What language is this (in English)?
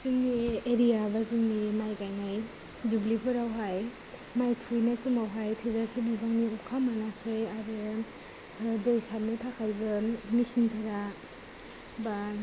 Bodo